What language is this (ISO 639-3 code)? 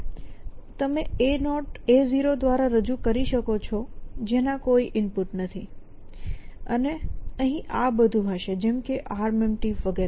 guj